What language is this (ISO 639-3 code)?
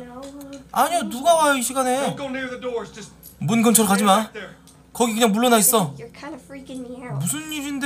kor